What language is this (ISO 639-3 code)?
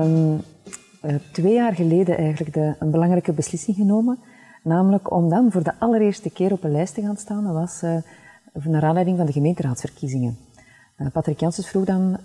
nld